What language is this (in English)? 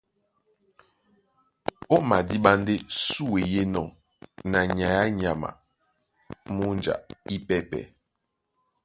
Duala